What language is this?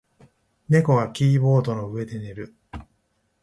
Japanese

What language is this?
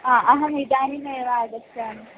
Sanskrit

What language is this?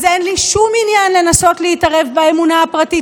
Hebrew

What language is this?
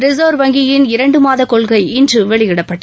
Tamil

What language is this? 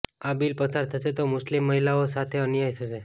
Gujarati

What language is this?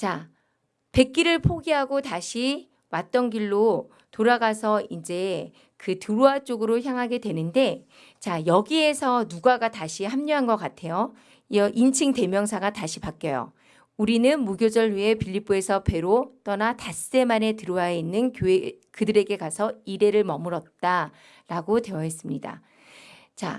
Korean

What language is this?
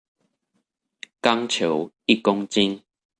Chinese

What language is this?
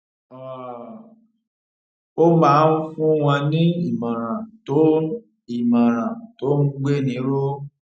Yoruba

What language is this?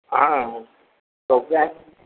Maithili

